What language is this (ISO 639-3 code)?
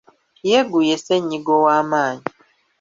lug